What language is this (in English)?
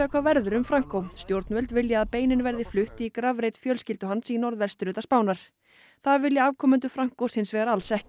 Icelandic